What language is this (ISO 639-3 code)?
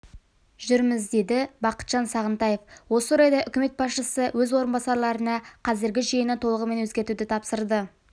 kaz